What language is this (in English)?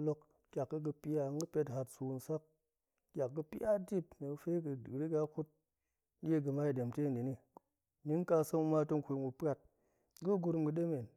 Goemai